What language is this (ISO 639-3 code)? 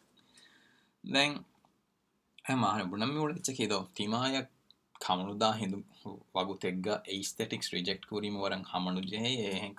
urd